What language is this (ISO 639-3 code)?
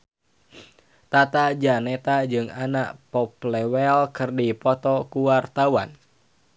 sun